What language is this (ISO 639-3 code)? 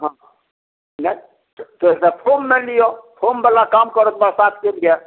mai